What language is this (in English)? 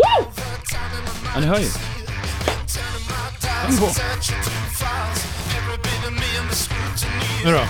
Swedish